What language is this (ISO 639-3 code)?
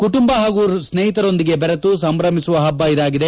kan